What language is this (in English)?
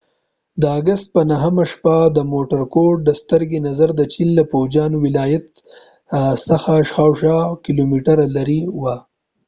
Pashto